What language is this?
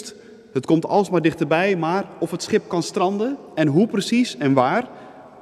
Dutch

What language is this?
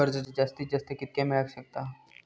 Marathi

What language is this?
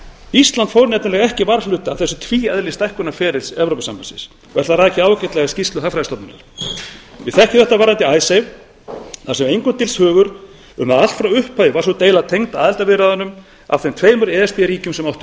Icelandic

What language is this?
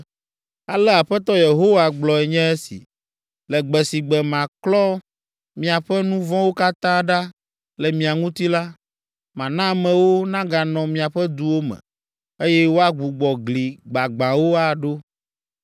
Ewe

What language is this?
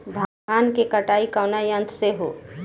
Bhojpuri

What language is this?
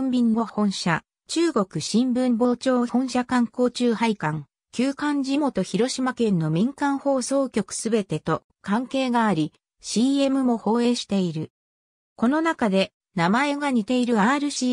Japanese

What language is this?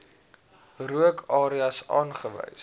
Afrikaans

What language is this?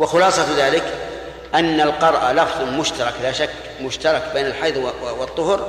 Arabic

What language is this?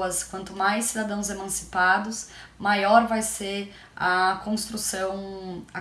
Portuguese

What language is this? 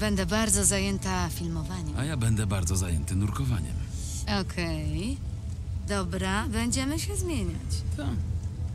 Polish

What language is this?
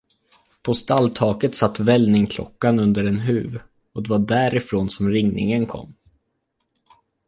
Swedish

